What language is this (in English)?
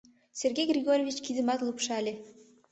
Mari